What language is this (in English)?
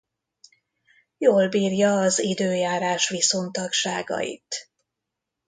Hungarian